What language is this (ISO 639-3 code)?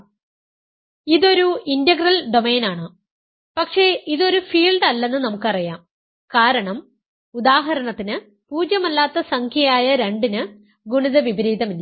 mal